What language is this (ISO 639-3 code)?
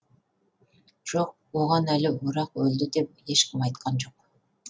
kaz